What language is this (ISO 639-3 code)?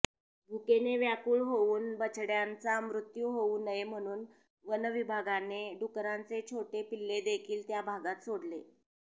mar